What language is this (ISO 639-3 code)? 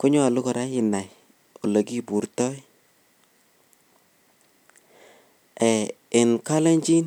kln